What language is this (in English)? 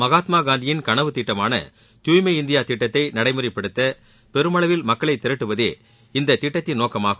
Tamil